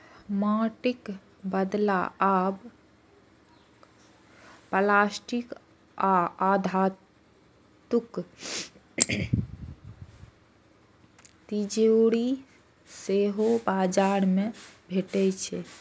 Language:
Maithili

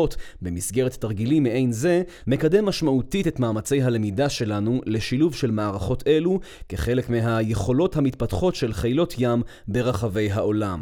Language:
Hebrew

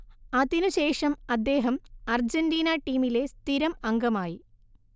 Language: Malayalam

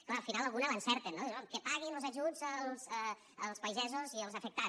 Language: Catalan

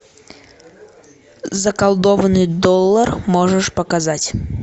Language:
Russian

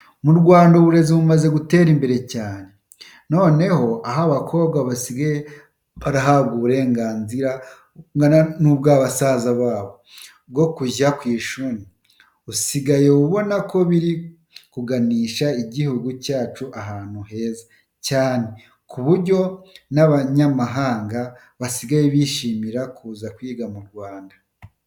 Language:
Kinyarwanda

